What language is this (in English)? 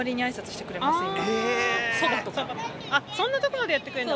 Japanese